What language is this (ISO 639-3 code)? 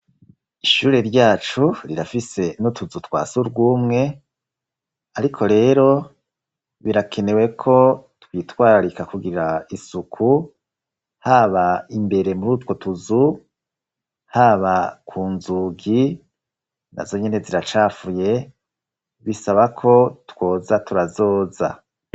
run